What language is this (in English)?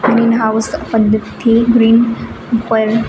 Gujarati